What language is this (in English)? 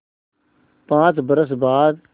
Hindi